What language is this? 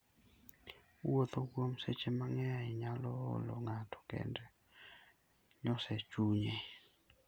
Luo (Kenya and Tanzania)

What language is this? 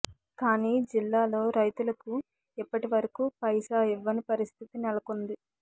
Telugu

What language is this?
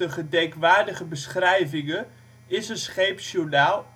Dutch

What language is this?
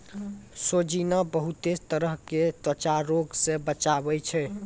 Maithili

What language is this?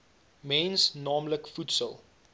Afrikaans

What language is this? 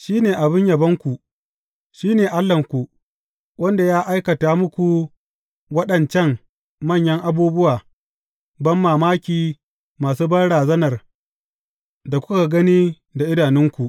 Hausa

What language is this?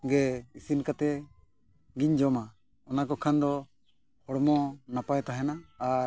Santali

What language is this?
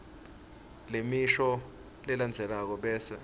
Swati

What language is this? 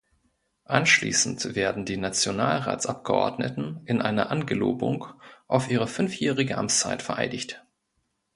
German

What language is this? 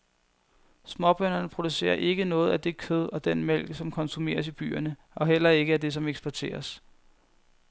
Danish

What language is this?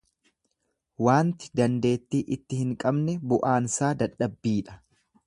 Oromo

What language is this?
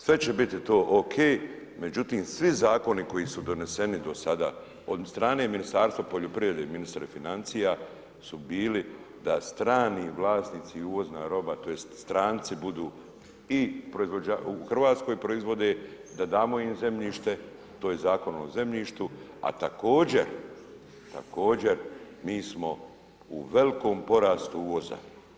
Croatian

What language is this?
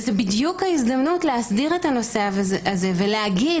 Hebrew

